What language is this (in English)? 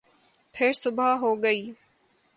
Urdu